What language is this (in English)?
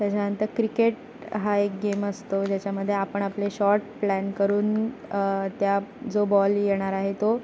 Marathi